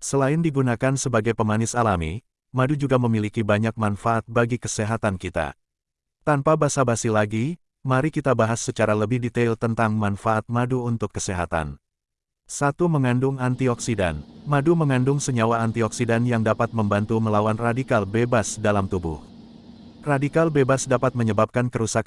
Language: Indonesian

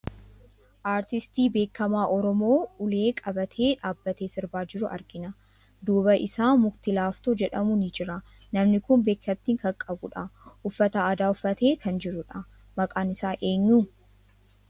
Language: Oromo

